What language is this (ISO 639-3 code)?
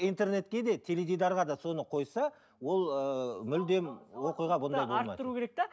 kaz